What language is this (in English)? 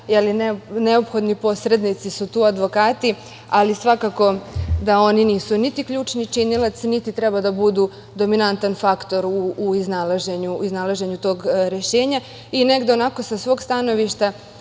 Serbian